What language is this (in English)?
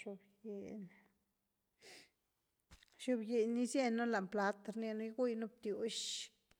Güilá Zapotec